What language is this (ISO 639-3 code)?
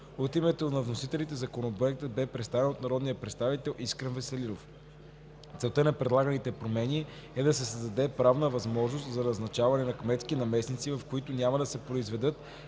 bul